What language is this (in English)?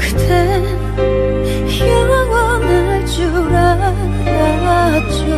Korean